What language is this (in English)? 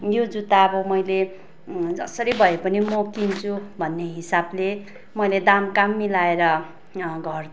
Nepali